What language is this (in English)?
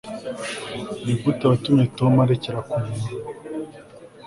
Kinyarwanda